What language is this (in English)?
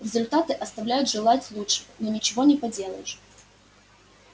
Russian